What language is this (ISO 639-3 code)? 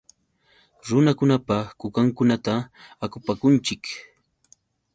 qux